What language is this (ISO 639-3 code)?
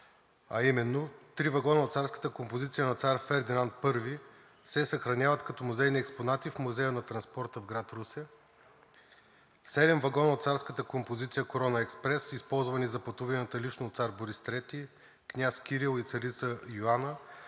bul